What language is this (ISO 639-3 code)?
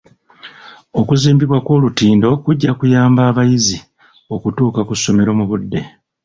lug